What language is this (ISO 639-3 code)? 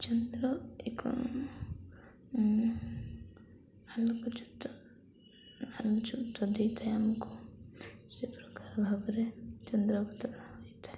ori